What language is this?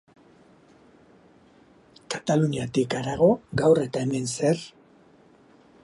Basque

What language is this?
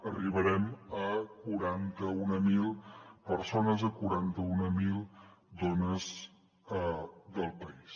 Catalan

